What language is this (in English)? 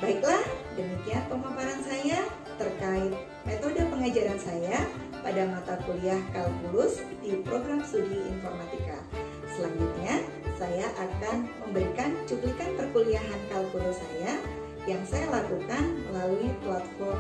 Indonesian